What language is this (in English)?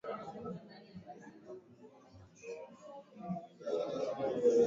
Swahili